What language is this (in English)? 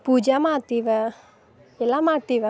Kannada